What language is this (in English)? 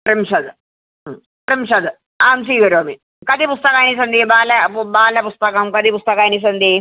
Sanskrit